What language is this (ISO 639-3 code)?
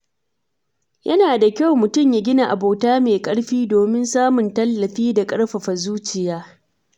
hau